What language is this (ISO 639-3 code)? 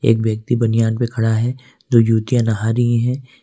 hin